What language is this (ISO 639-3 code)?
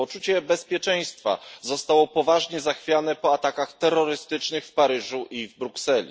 pol